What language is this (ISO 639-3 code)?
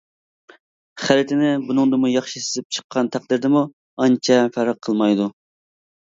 uig